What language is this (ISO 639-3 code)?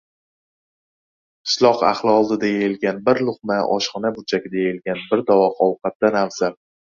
uzb